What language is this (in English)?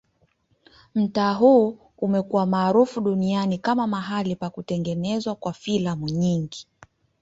Swahili